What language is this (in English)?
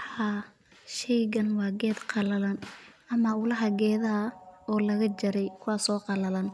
Somali